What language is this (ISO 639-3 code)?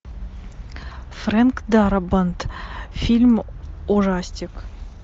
rus